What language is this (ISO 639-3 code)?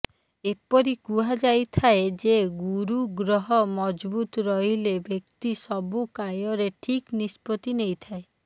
ori